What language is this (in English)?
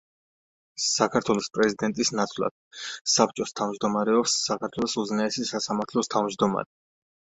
Georgian